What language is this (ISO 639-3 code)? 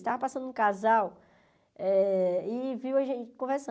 por